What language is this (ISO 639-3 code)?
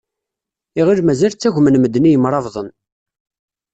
kab